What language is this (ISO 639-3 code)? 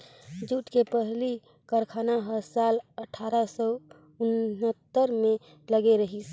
hne